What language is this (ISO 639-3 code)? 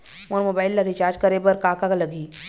hne